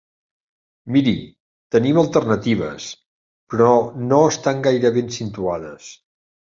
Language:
Catalan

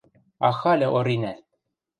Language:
Western Mari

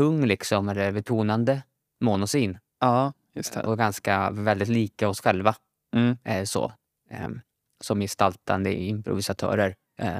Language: Swedish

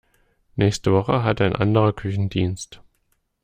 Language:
German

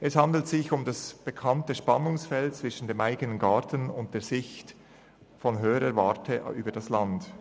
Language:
Swiss German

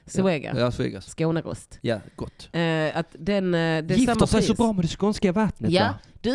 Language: Swedish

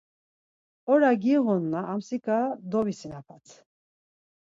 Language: Laz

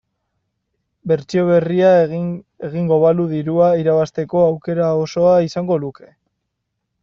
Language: Basque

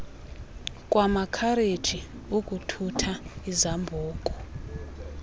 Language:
Xhosa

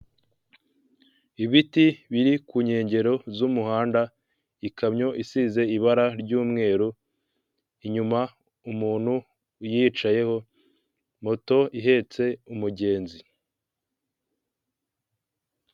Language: Kinyarwanda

